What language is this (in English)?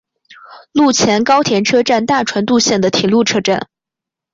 Chinese